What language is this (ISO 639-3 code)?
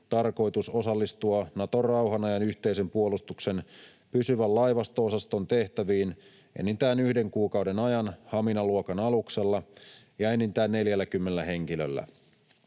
fin